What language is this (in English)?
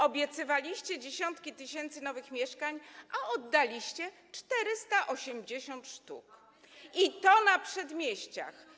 Polish